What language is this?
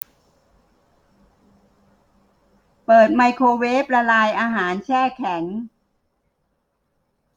Thai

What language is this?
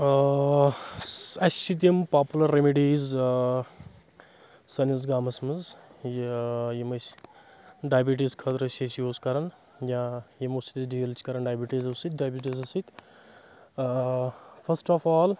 Kashmiri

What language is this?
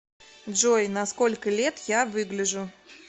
Russian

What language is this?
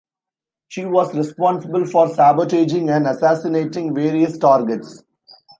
English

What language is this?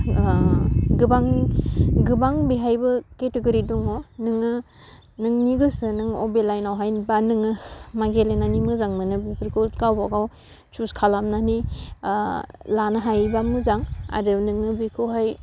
Bodo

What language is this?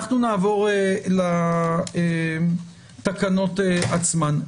Hebrew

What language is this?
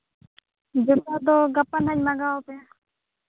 Santali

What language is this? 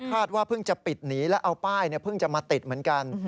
Thai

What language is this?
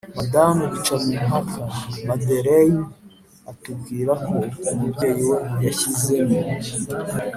Kinyarwanda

